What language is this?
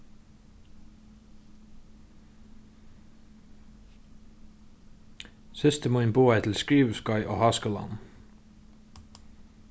Faroese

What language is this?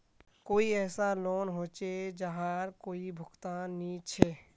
Magahi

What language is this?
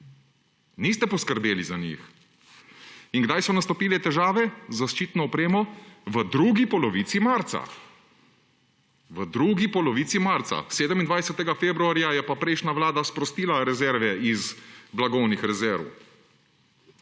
Slovenian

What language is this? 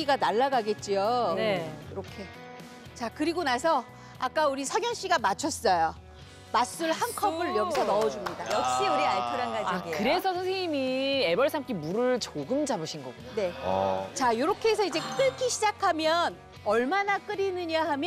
Korean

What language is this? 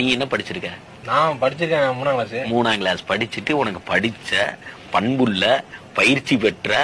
Japanese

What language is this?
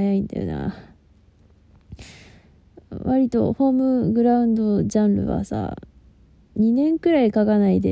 Japanese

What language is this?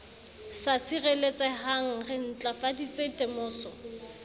Southern Sotho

